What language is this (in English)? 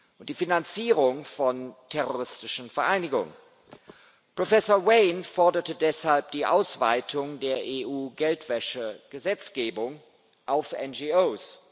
German